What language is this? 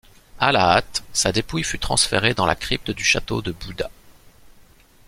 French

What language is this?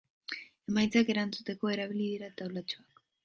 Basque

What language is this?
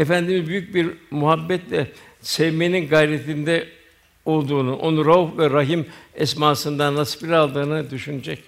Turkish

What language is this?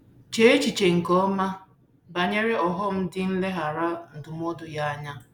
Igbo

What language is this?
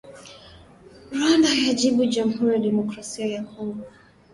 Swahili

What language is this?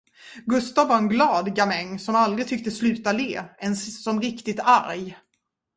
Swedish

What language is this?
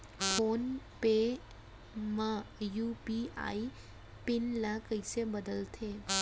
Chhattisgarhi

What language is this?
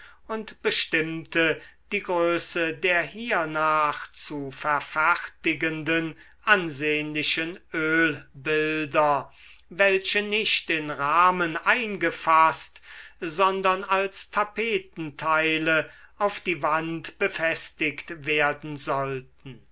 German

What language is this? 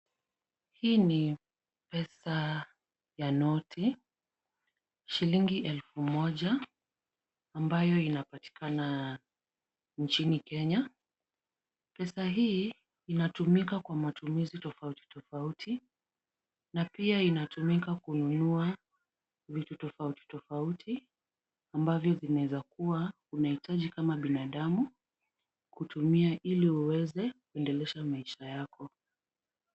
Swahili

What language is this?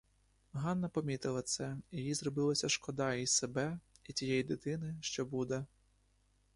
Ukrainian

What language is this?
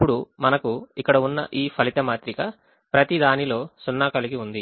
Telugu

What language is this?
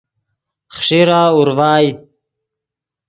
Yidgha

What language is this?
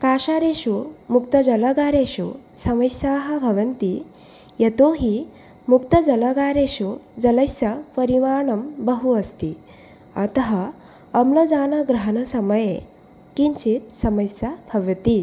Sanskrit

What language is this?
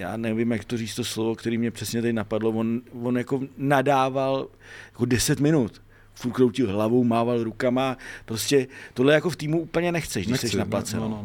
Czech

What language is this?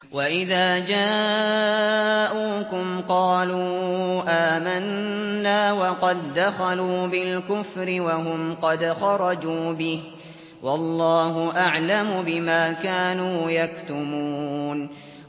Arabic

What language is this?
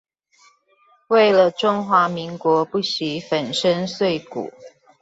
Chinese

